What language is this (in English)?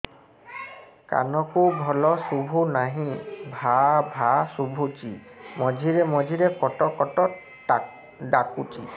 Odia